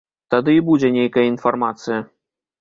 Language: Belarusian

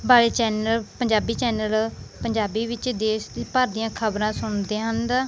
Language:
Punjabi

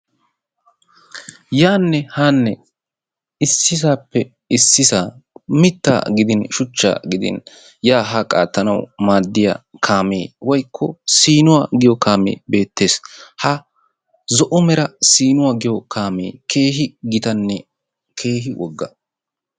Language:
Wolaytta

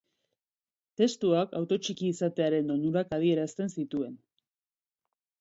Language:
Basque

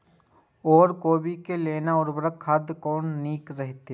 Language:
Maithili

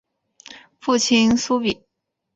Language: Chinese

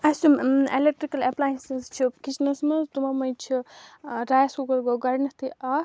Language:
Kashmiri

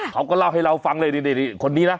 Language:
Thai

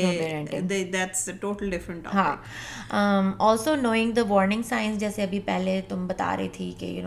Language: Urdu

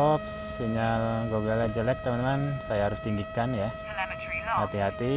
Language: Indonesian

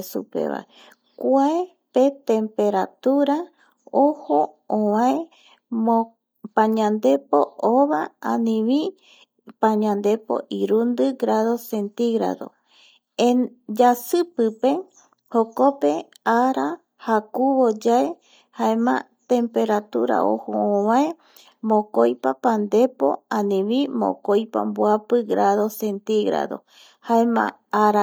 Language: Eastern Bolivian Guaraní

